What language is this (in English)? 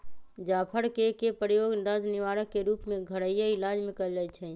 Magahi